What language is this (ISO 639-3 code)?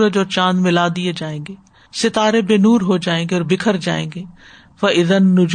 urd